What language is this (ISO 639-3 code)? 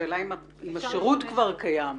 heb